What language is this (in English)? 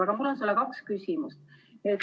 Estonian